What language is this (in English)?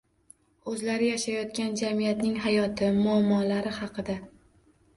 Uzbek